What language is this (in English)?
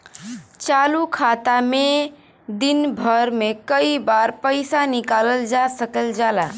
Bhojpuri